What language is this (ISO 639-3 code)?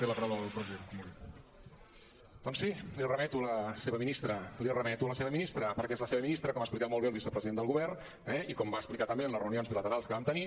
cat